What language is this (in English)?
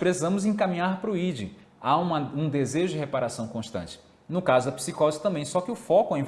Portuguese